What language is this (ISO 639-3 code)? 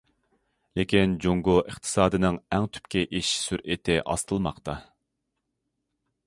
uig